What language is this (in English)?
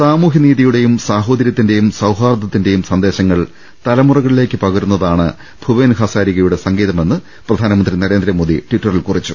Malayalam